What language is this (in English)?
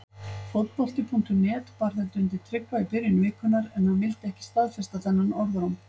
Icelandic